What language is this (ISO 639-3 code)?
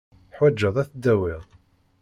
kab